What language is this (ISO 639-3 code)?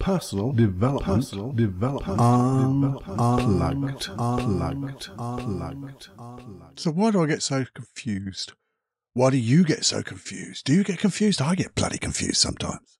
eng